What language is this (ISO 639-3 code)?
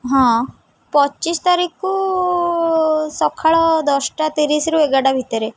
ori